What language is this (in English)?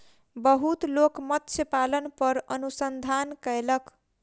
Maithili